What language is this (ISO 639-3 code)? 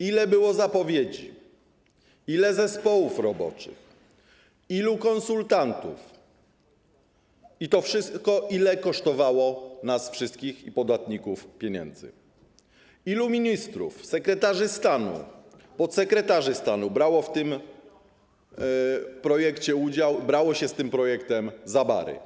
pol